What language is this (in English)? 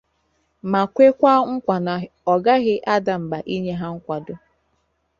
Igbo